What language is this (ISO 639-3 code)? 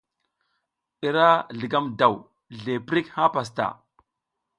giz